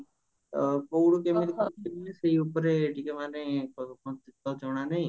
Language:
Odia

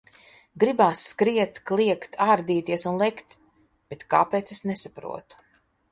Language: Latvian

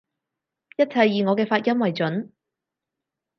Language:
Cantonese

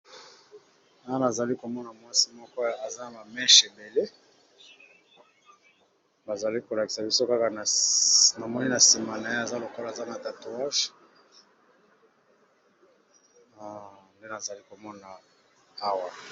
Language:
Lingala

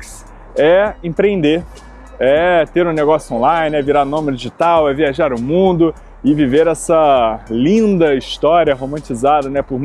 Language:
Portuguese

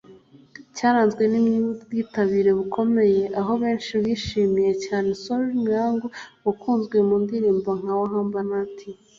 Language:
Kinyarwanda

